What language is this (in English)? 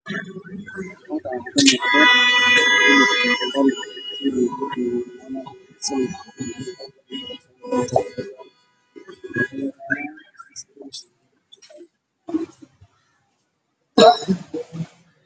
Somali